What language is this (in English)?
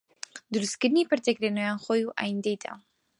Central Kurdish